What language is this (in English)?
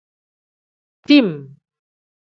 Tem